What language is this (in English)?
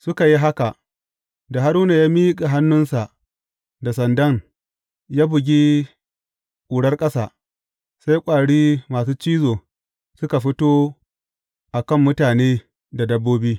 Hausa